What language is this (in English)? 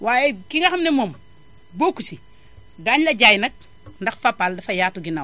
Wolof